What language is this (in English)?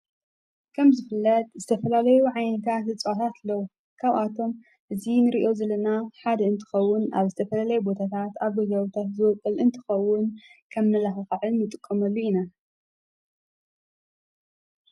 Tigrinya